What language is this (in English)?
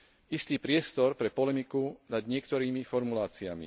Slovak